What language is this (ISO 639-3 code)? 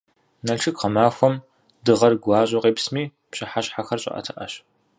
kbd